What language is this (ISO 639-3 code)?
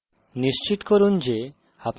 ben